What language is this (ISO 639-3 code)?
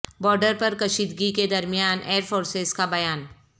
urd